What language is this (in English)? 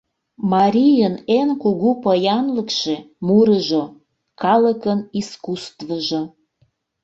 Mari